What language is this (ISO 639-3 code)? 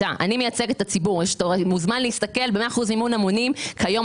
heb